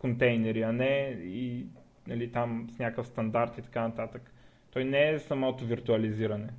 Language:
Bulgarian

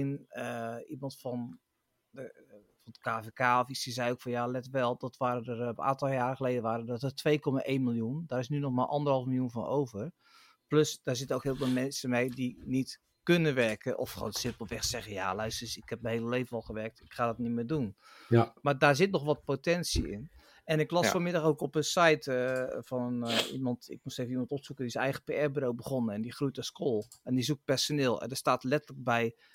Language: Dutch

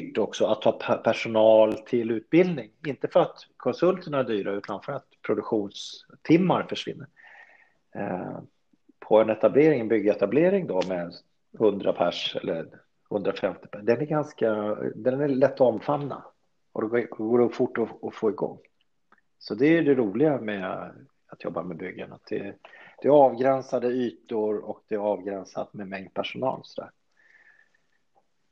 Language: Swedish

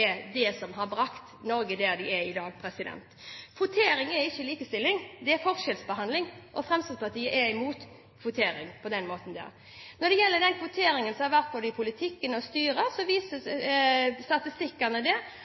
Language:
Norwegian Bokmål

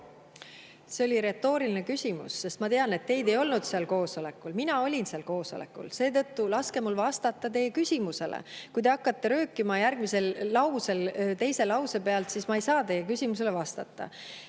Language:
Estonian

